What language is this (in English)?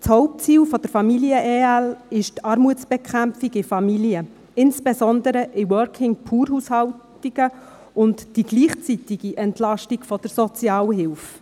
Swiss German